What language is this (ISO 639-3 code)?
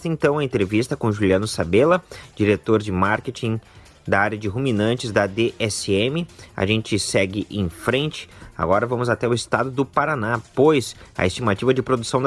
por